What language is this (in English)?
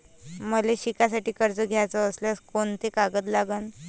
Marathi